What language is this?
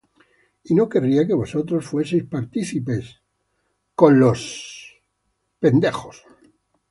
Spanish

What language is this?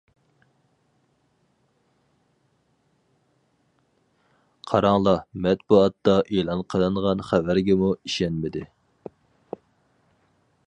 Uyghur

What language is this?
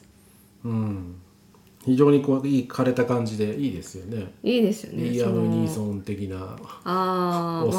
Japanese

